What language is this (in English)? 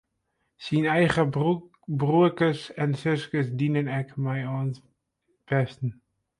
Western Frisian